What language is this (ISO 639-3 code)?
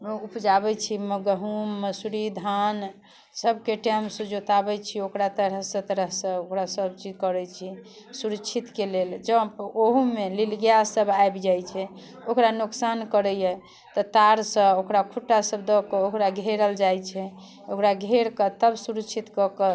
mai